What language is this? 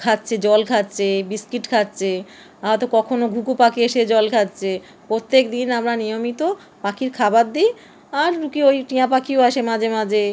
Bangla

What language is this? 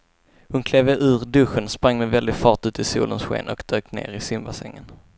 Swedish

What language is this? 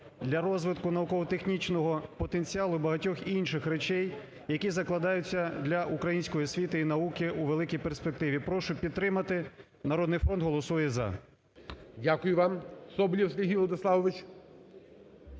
Ukrainian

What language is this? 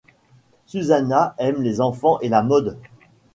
French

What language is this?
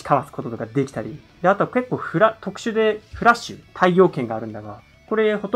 Japanese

